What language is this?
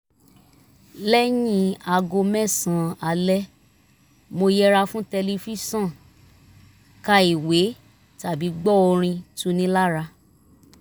Yoruba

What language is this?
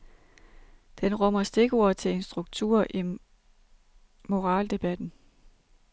Danish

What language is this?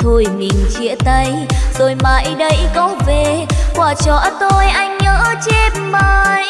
Vietnamese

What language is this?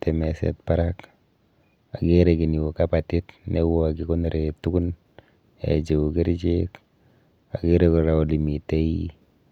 Kalenjin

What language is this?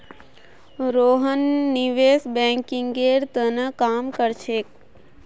Magahi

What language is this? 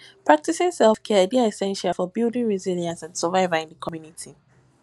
Nigerian Pidgin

